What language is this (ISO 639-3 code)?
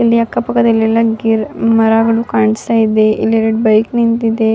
kan